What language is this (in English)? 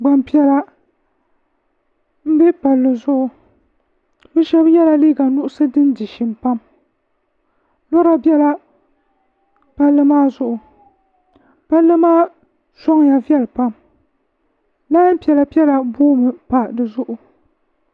Dagbani